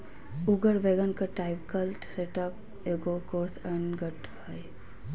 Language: Magahi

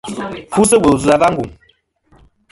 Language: Kom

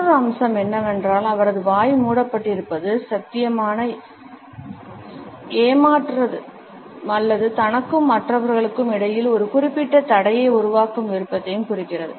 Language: Tamil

